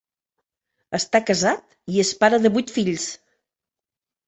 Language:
Catalan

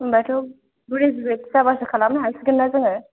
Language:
Bodo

